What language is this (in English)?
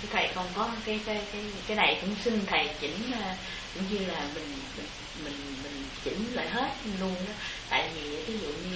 Vietnamese